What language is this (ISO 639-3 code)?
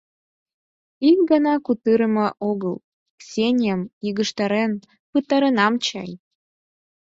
chm